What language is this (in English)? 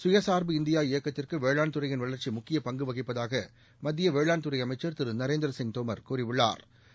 Tamil